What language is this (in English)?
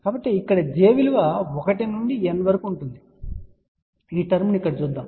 Telugu